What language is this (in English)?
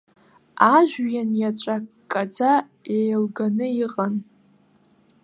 Abkhazian